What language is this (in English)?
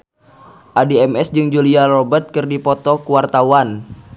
Sundanese